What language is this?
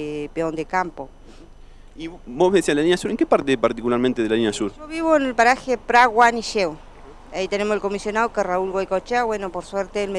Spanish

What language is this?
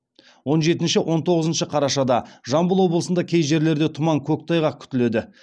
Kazakh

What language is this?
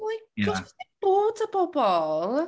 Welsh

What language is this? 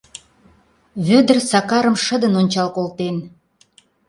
Mari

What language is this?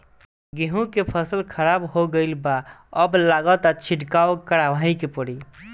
Bhojpuri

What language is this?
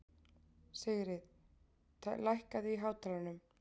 Icelandic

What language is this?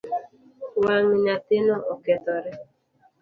Luo (Kenya and Tanzania)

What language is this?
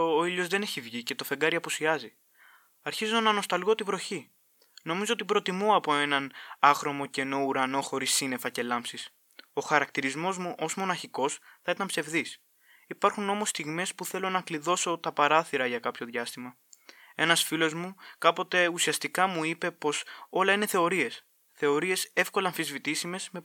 Greek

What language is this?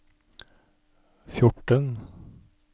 Norwegian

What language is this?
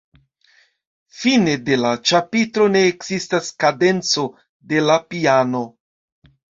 Esperanto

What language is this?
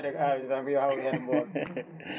Fula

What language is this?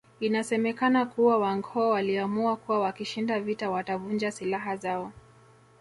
Swahili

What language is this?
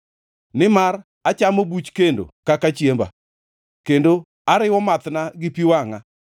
Luo (Kenya and Tanzania)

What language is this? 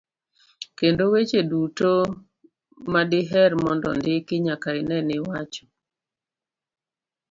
Luo (Kenya and Tanzania)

